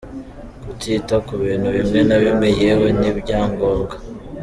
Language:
Kinyarwanda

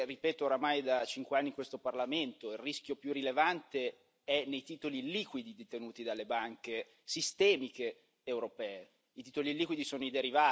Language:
Italian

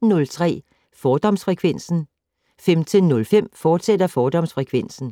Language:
Danish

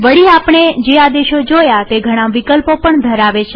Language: Gujarati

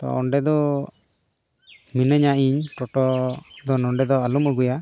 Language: Santali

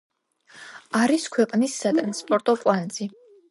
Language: Georgian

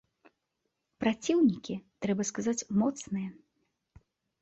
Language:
Belarusian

